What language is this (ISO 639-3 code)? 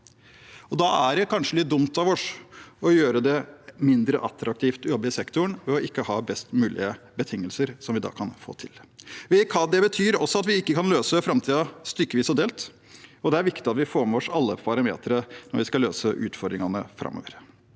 nor